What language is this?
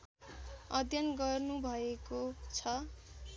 Nepali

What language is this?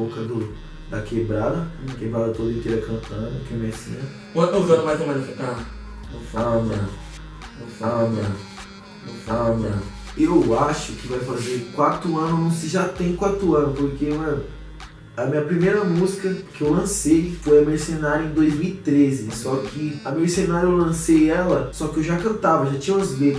Portuguese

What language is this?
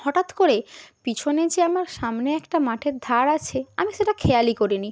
Bangla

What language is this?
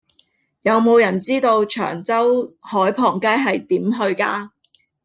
Cantonese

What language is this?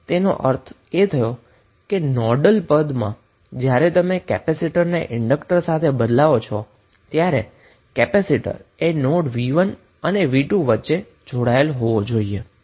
Gujarati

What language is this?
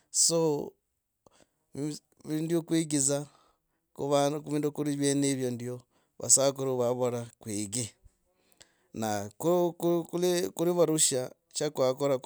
Logooli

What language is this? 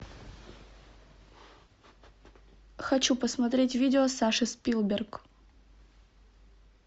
Russian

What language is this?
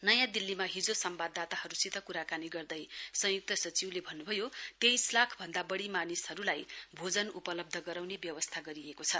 Nepali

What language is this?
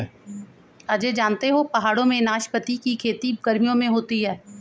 Hindi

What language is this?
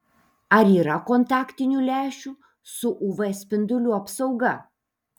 Lithuanian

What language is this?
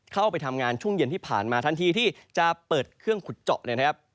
Thai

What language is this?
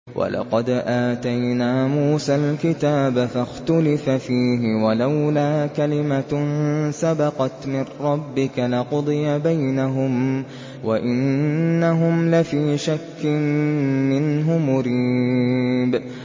Arabic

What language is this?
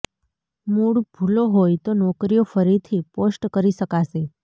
Gujarati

